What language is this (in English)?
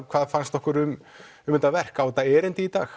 Icelandic